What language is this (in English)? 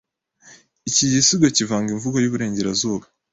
Kinyarwanda